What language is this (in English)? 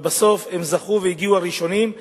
Hebrew